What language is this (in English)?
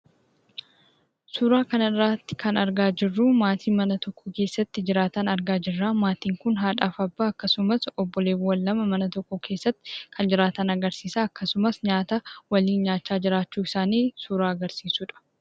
Oromo